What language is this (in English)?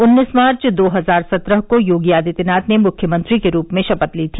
Hindi